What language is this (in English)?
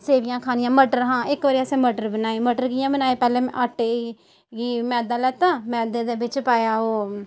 Dogri